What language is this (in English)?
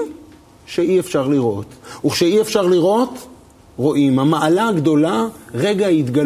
Hebrew